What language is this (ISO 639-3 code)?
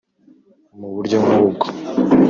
kin